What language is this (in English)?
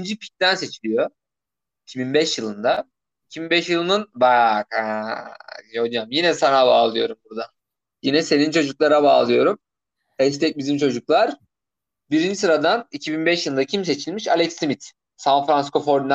Turkish